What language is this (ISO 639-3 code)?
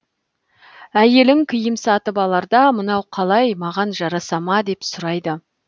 kaz